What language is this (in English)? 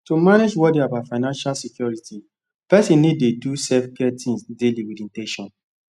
Nigerian Pidgin